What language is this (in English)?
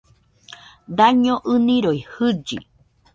Nüpode Huitoto